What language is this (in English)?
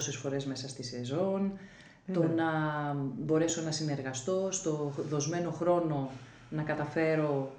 Greek